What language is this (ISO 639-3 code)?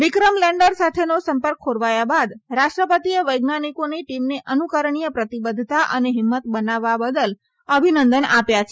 guj